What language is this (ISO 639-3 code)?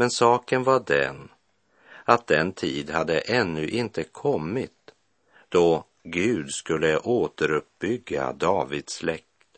swe